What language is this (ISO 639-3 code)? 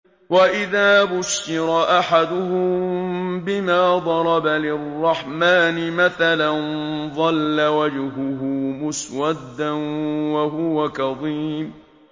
ara